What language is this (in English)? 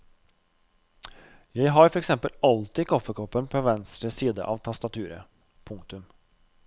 Norwegian